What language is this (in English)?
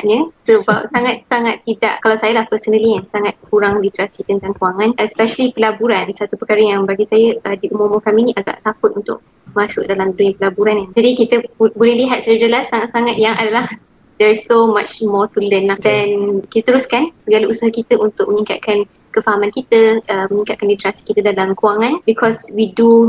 Malay